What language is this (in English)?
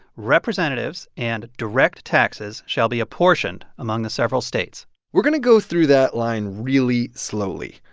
English